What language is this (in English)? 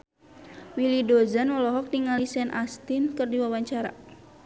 Sundanese